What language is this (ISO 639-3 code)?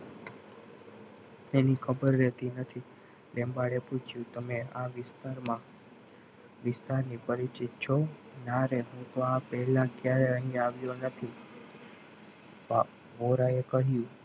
guj